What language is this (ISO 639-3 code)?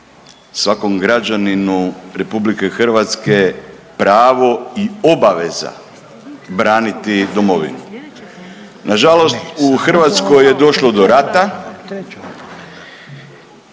hrv